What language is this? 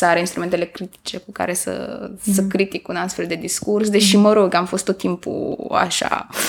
Romanian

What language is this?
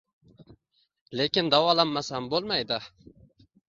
Uzbek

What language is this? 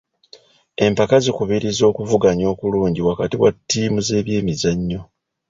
Ganda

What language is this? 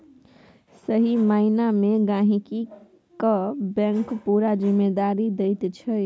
Maithili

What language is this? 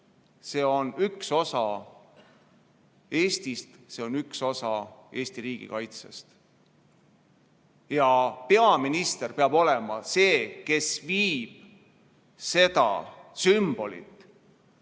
Estonian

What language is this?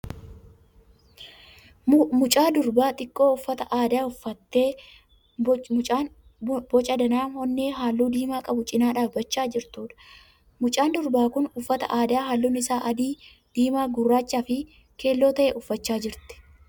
Oromo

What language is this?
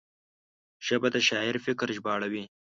Pashto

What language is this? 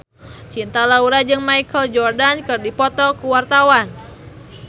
Sundanese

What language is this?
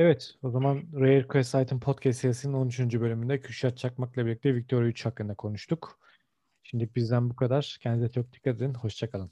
Turkish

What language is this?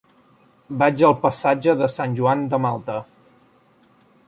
Catalan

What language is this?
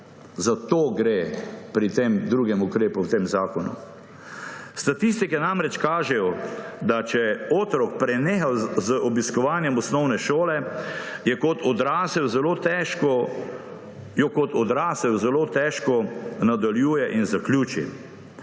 Slovenian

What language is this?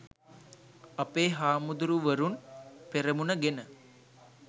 Sinhala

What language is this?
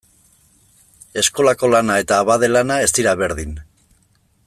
Basque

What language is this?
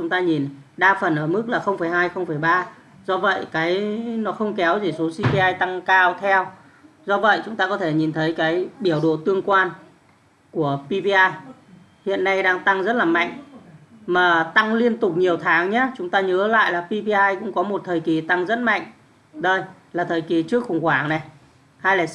Vietnamese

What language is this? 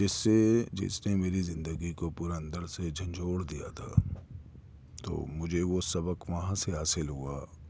Urdu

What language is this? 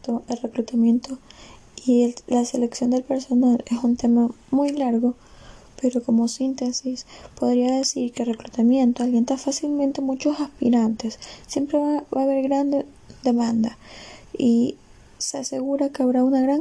Spanish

